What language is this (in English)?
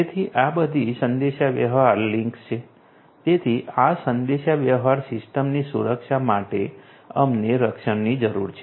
Gujarati